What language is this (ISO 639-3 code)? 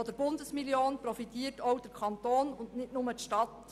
gsw